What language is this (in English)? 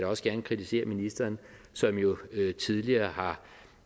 Danish